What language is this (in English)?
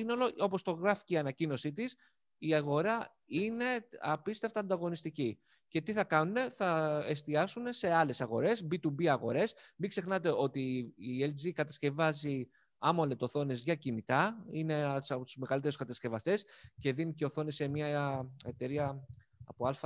Greek